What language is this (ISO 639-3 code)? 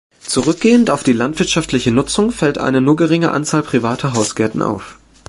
deu